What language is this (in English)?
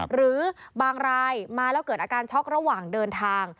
Thai